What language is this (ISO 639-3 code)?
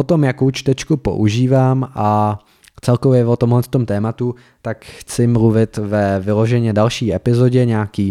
ces